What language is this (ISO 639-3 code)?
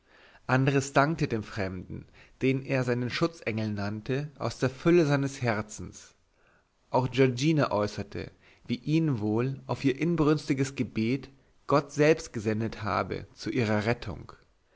deu